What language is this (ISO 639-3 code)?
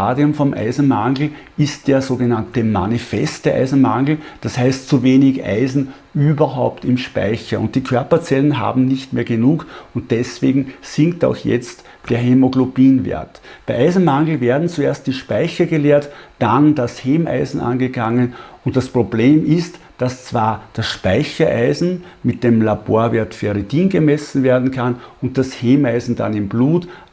deu